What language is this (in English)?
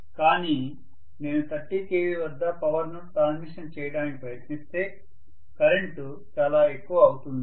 Telugu